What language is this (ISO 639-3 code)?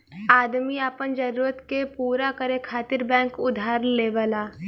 bho